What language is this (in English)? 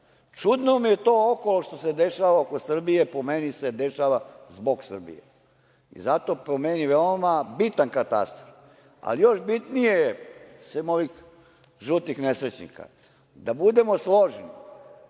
Serbian